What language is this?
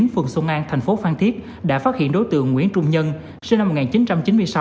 Vietnamese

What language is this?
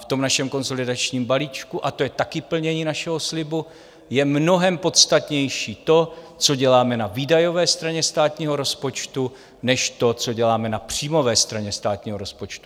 Czech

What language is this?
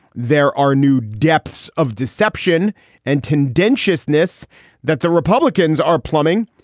English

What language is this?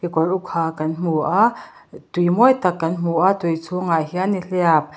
Mizo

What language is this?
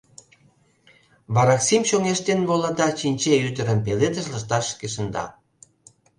Mari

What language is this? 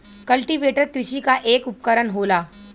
Bhojpuri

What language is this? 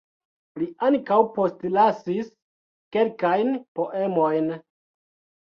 Esperanto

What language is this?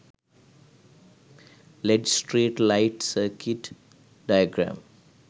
Sinhala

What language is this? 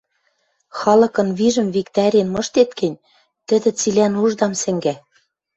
Western Mari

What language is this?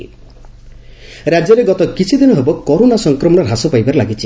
Odia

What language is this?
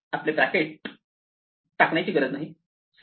Marathi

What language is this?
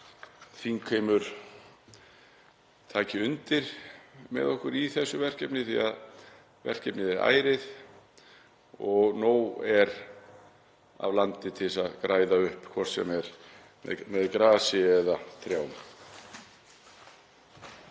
Icelandic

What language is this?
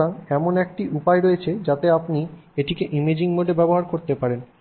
Bangla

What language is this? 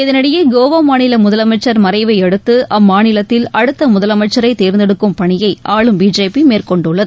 Tamil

